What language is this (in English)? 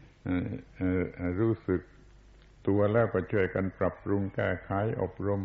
Thai